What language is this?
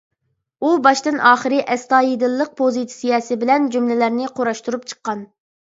Uyghur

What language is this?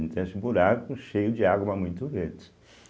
Portuguese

